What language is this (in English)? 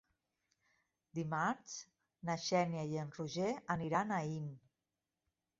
Catalan